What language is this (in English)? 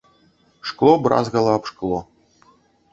Belarusian